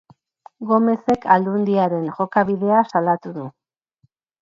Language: Basque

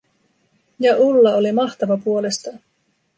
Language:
Finnish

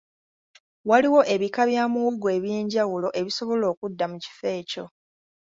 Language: Ganda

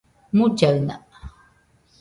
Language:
Nüpode Huitoto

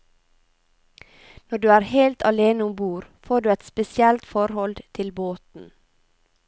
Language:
Norwegian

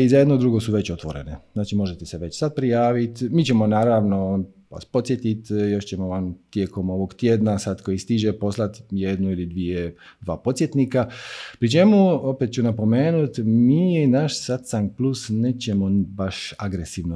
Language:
Croatian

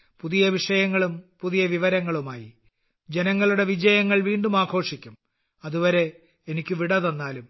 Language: Malayalam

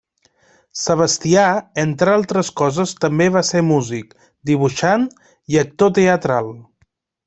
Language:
Catalan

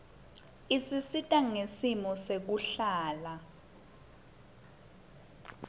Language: Swati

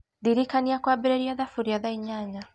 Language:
Kikuyu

